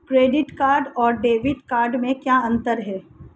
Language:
Hindi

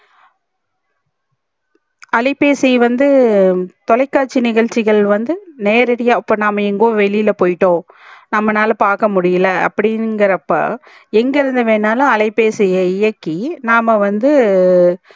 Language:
Tamil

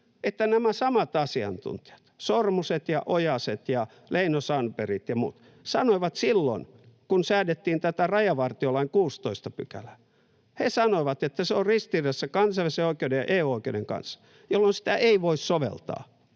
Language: Finnish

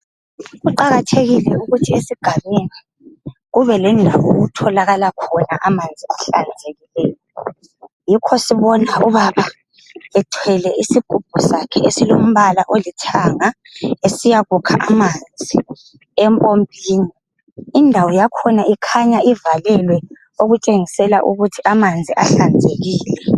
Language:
North Ndebele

